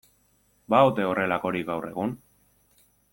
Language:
Basque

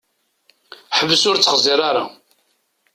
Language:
Kabyle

